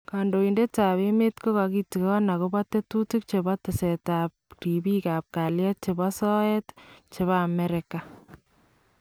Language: Kalenjin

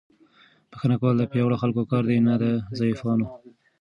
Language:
Pashto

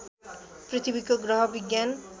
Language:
Nepali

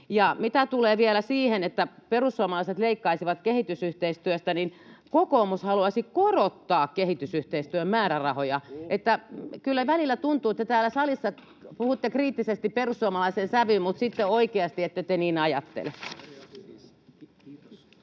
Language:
Finnish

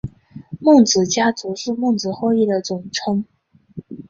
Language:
Chinese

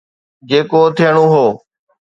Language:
Sindhi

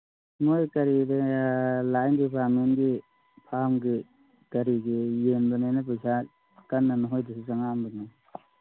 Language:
Manipuri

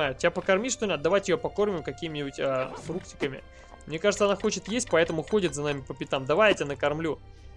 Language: Russian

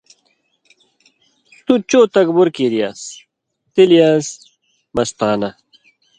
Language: Indus Kohistani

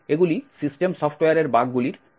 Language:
Bangla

